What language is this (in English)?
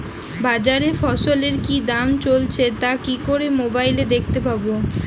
Bangla